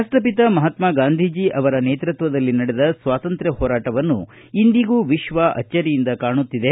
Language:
Kannada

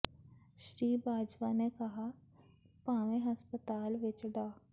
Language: Punjabi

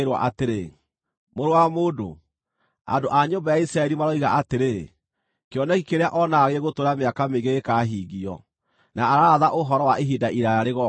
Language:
Kikuyu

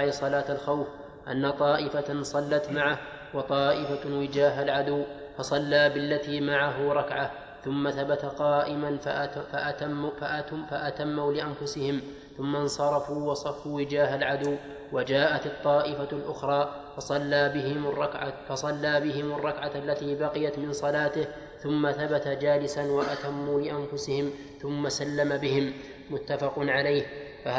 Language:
Arabic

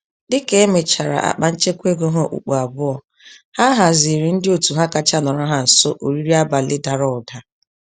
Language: Igbo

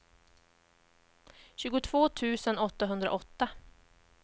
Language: Swedish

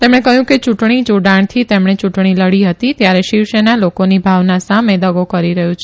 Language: Gujarati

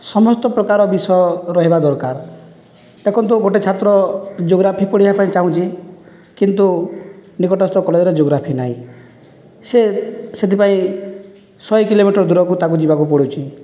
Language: Odia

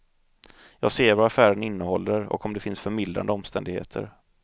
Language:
Swedish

